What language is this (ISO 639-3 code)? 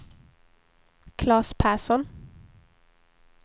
swe